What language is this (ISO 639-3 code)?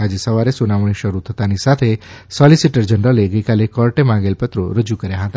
guj